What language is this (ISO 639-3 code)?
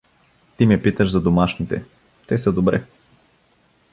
bul